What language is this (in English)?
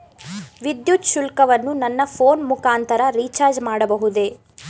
Kannada